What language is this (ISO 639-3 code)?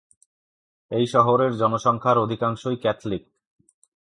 ben